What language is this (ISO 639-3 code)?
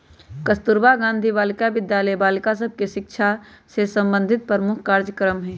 mag